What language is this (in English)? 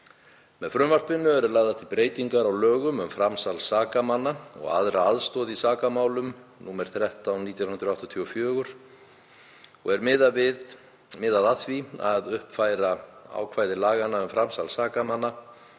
Icelandic